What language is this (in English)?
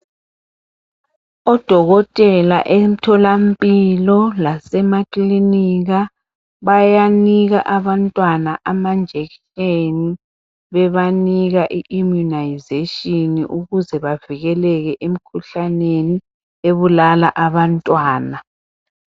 North Ndebele